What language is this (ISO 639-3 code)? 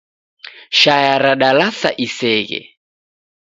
dav